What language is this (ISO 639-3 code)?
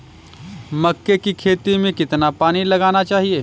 hin